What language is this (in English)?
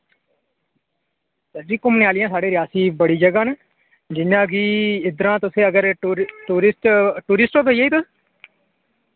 Dogri